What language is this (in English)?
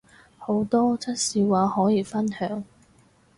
Cantonese